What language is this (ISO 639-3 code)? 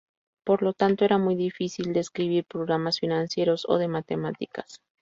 spa